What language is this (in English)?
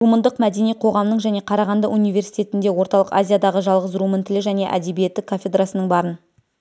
Kazakh